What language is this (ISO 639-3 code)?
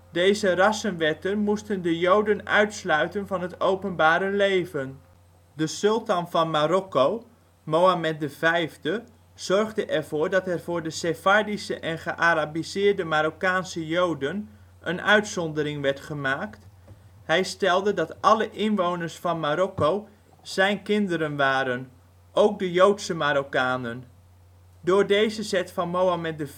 nld